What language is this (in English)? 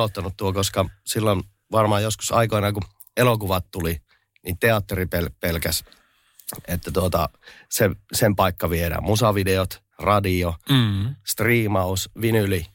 Finnish